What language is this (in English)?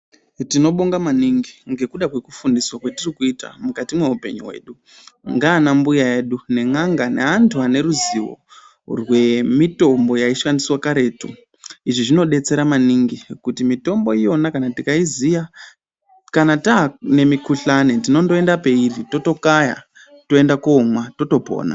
Ndau